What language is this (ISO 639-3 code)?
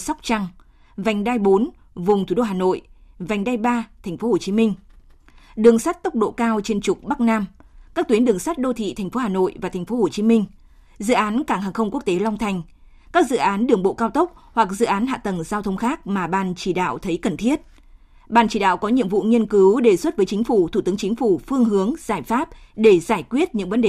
vie